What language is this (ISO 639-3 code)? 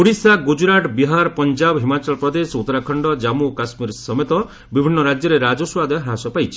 ori